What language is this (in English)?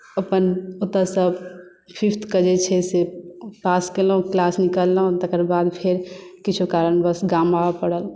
Maithili